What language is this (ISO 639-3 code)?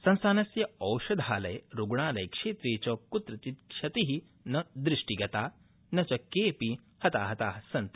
san